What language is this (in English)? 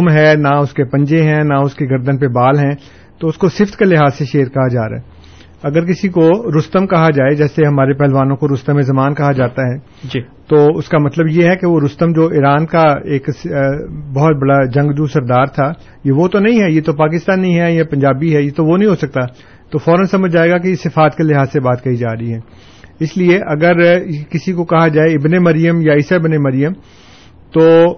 Urdu